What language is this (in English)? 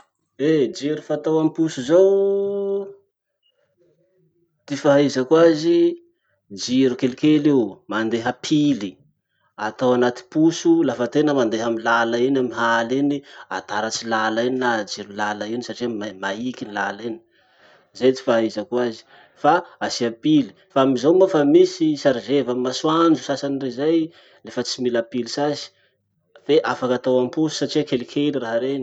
Masikoro Malagasy